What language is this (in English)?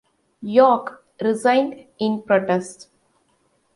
English